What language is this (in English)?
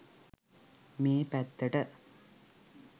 Sinhala